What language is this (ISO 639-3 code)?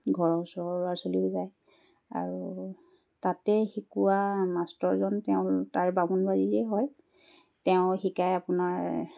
asm